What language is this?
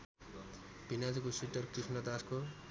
Nepali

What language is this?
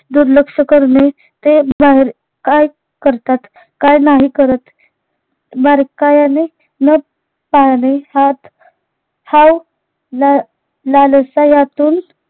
Marathi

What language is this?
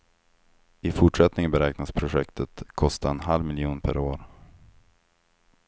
Swedish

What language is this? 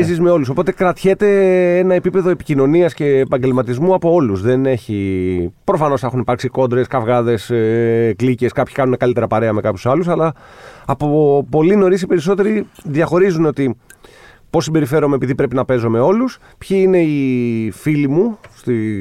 Greek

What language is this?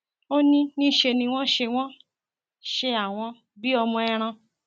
Yoruba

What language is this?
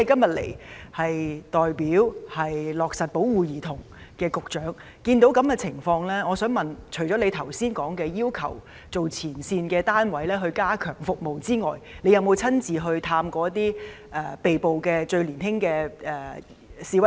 Cantonese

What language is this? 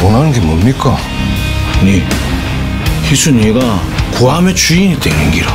Korean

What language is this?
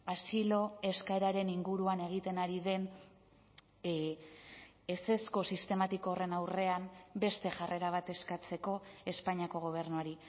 Basque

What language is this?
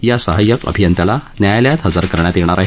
Marathi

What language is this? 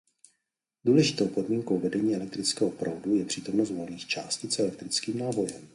Czech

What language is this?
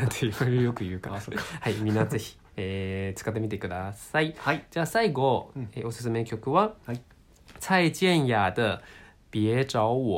Japanese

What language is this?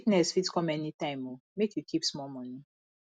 Nigerian Pidgin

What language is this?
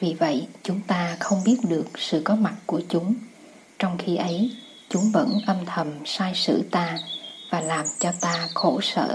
Vietnamese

